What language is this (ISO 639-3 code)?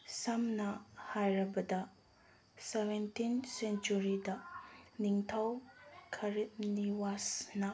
mni